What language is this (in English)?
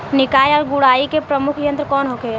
Bhojpuri